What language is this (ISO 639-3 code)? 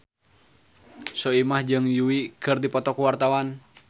sun